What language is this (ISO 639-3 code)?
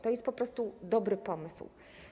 pol